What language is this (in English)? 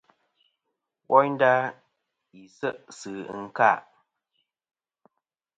Kom